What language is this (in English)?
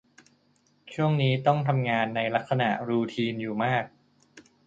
Thai